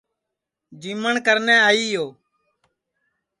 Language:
Sansi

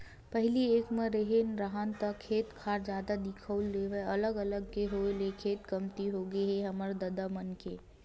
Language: Chhattisgarhi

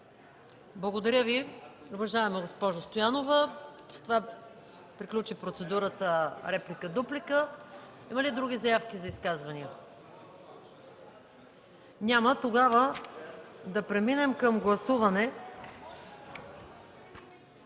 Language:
Bulgarian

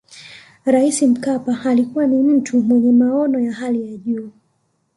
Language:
Swahili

